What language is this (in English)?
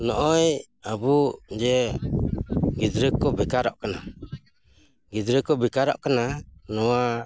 Santali